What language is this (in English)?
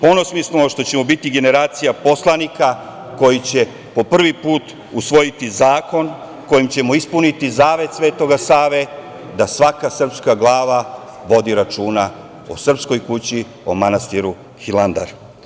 Serbian